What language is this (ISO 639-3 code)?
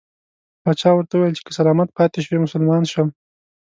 pus